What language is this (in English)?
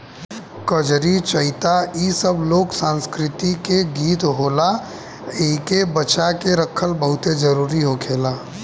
Bhojpuri